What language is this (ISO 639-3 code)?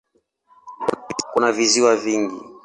swa